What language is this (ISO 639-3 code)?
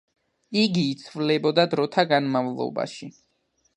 kat